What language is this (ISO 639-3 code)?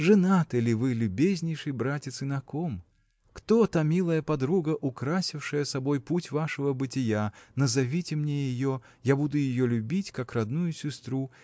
rus